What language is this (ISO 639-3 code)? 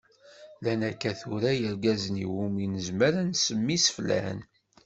kab